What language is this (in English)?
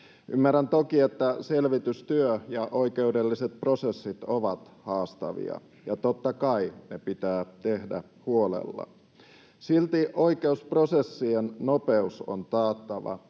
Finnish